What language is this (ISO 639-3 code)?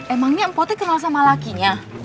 ind